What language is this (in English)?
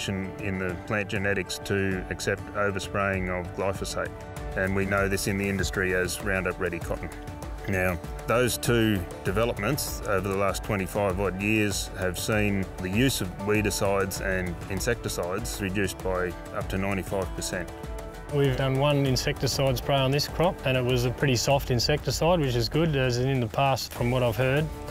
English